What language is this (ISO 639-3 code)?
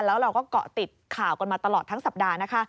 tha